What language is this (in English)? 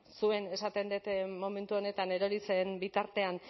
Basque